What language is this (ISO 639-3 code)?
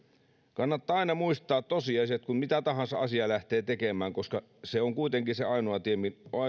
fin